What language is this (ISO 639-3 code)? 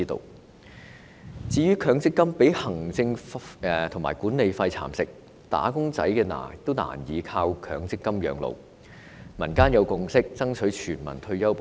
yue